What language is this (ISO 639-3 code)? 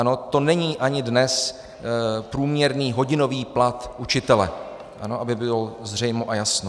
ces